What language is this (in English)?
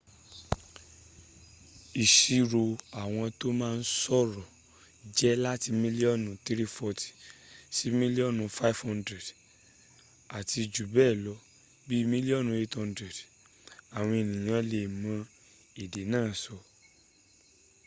Yoruba